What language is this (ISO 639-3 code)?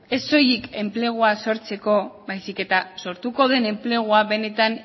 eus